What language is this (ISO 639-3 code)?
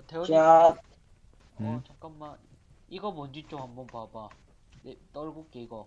kor